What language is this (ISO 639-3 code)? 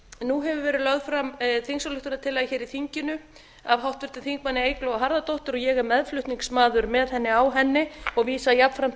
isl